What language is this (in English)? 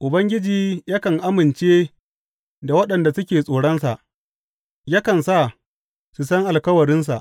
Hausa